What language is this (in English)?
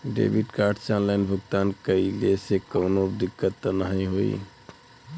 Bhojpuri